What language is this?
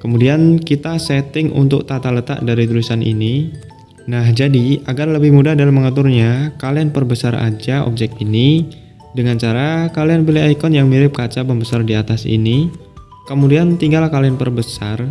Indonesian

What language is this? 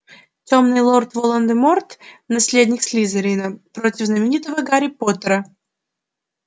Russian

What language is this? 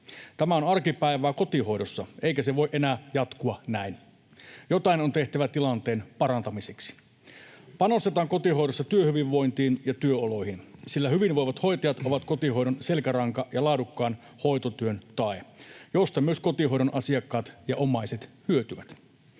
Finnish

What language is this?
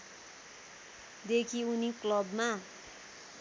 Nepali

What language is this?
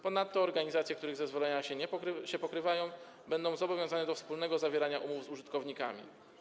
Polish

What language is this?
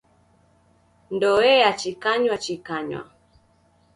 Taita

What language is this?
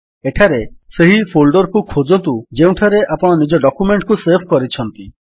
Odia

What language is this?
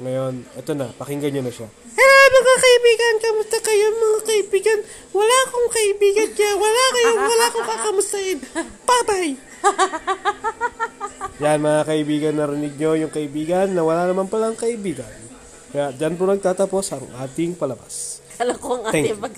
Filipino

